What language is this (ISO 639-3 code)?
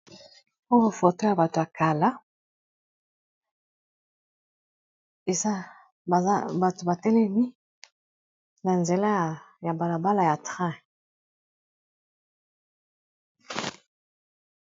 lin